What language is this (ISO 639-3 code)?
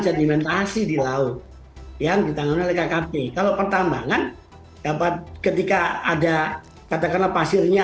ind